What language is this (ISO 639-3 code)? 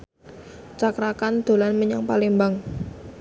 jav